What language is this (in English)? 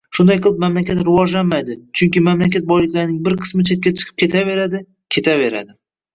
Uzbek